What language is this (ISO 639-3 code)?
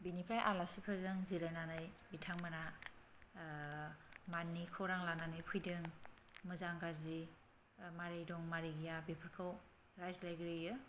brx